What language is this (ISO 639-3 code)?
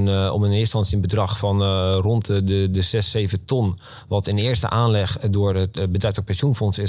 nld